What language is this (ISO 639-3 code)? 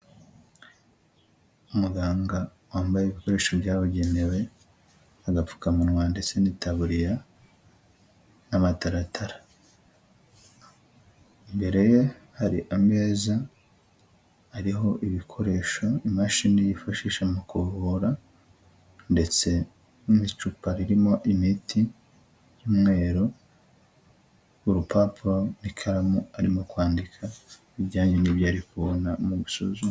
kin